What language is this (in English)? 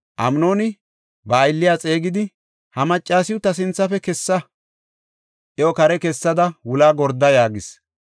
Gofa